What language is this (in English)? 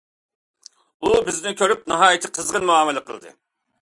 Uyghur